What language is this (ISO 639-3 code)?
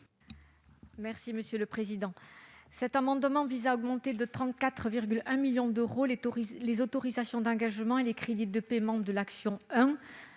fra